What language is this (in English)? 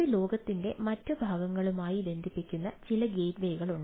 Malayalam